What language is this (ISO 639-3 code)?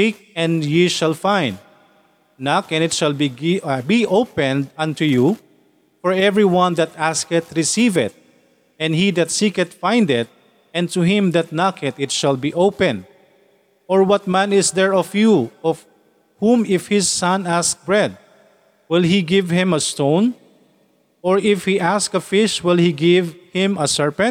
fil